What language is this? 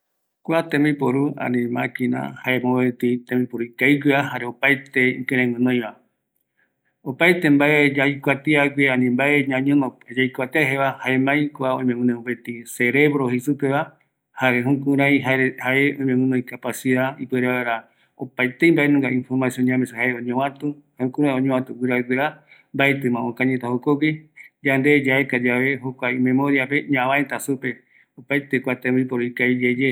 Eastern Bolivian Guaraní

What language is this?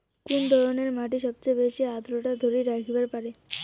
Bangla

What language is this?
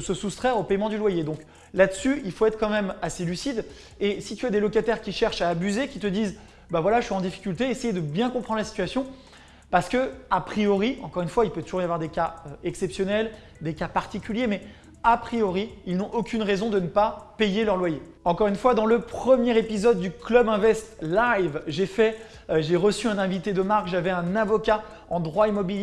French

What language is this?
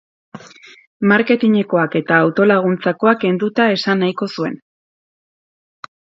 Basque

